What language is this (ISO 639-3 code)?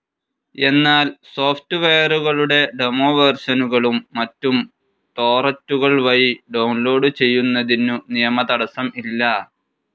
mal